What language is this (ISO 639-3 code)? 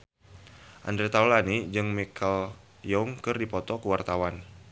sun